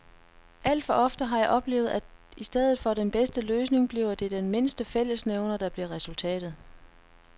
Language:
Danish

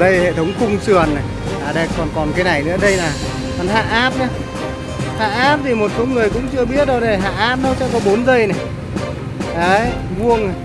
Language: Vietnamese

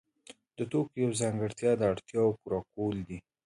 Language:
Pashto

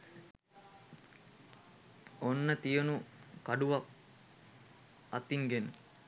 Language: Sinhala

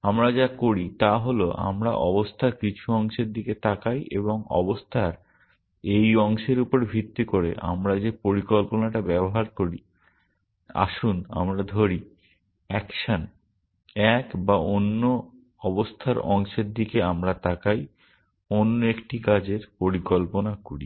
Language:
Bangla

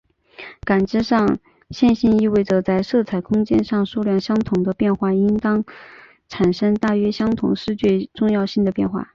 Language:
Chinese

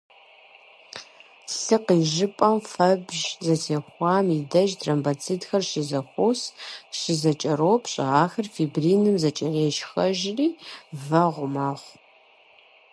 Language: Kabardian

